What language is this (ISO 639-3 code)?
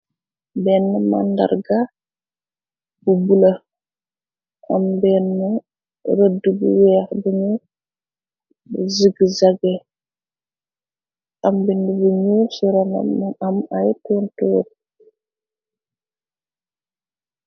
wol